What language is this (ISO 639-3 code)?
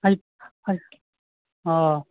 mai